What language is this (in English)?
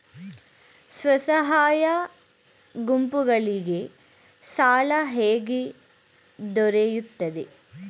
Kannada